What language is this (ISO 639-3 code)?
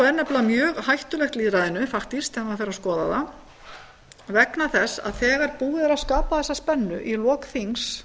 isl